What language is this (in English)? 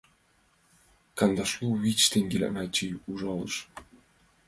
Mari